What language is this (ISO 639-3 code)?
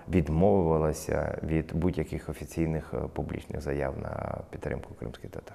ukr